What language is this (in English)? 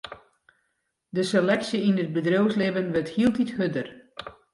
Western Frisian